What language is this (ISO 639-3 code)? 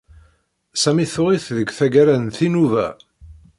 kab